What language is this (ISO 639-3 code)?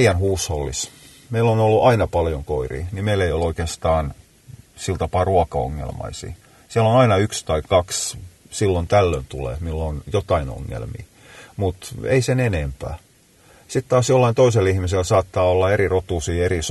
fin